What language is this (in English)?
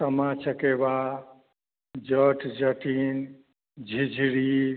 Maithili